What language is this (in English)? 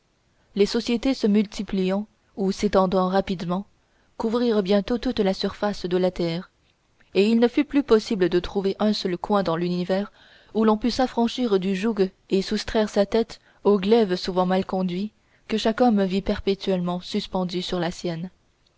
French